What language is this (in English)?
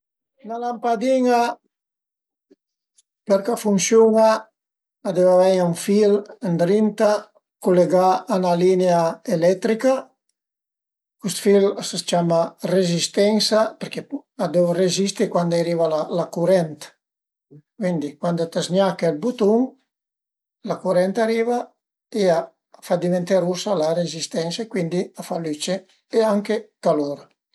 Piedmontese